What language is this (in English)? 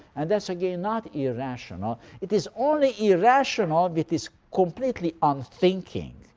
English